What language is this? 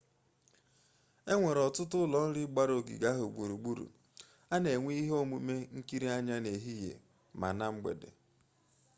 Igbo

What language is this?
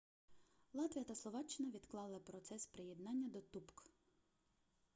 Ukrainian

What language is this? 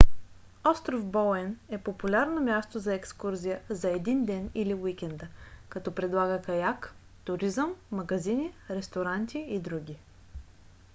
Bulgarian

